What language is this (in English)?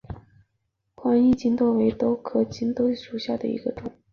Chinese